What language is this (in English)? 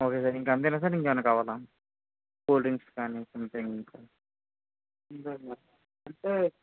Telugu